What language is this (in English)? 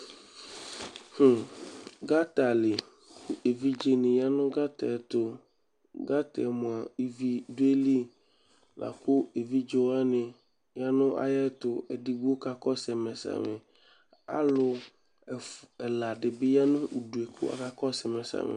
Ikposo